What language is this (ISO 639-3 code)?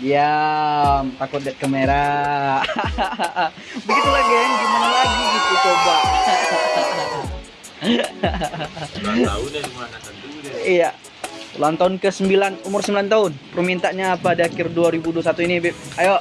ind